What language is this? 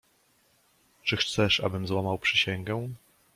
Polish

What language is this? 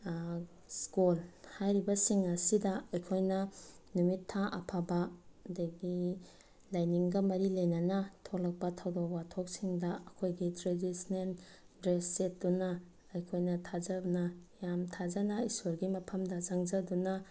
Manipuri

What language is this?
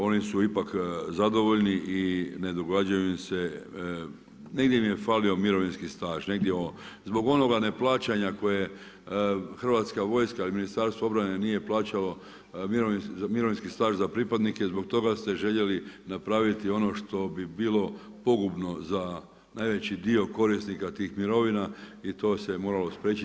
Croatian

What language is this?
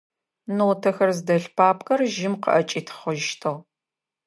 Adyghe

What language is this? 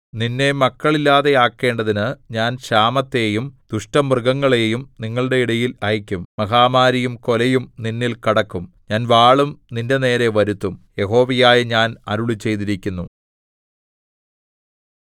Malayalam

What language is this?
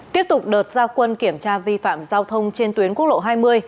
Vietnamese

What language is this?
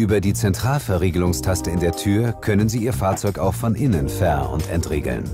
German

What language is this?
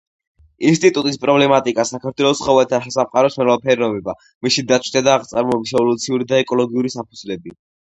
Georgian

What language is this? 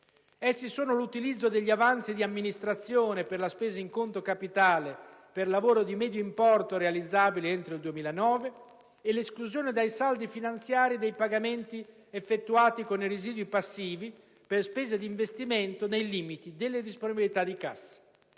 Italian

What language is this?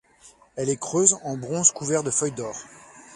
French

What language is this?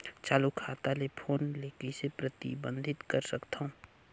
Chhattisgarhi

